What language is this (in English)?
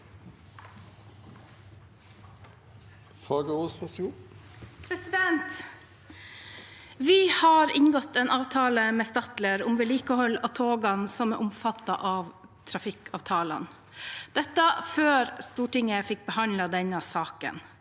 Norwegian